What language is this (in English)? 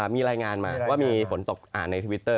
Thai